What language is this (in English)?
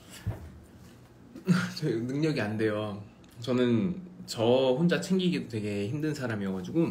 Korean